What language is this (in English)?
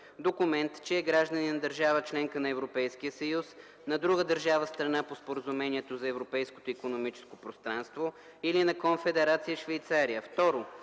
Bulgarian